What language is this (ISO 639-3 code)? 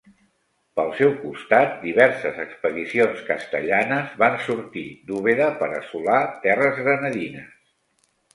cat